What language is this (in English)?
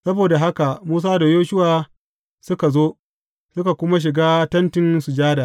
Hausa